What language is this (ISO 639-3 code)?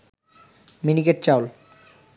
ben